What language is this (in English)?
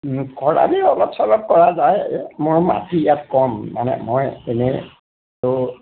Assamese